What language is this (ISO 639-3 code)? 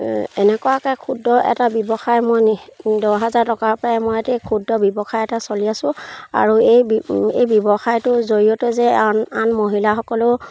asm